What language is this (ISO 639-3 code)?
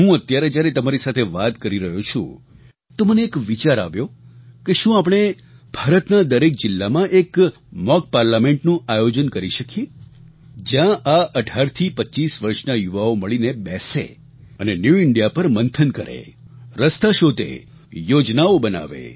guj